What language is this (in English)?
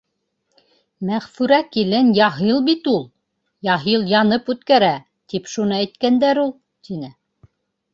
Bashkir